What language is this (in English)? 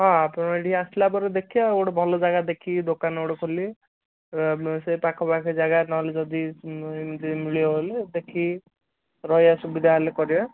Odia